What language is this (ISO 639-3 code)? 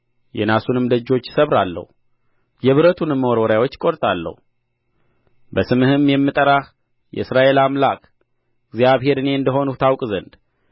amh